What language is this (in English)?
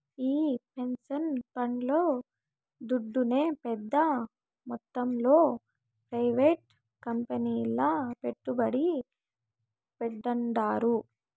Telugu